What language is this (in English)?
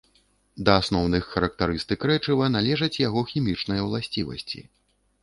Belarusian